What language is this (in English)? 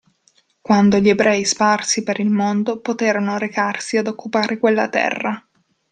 Italian